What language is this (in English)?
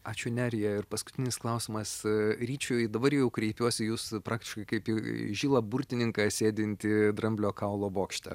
Lithuanian